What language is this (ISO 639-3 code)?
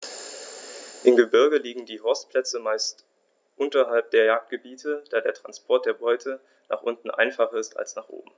deu